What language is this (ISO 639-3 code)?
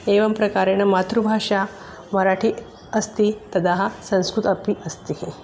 san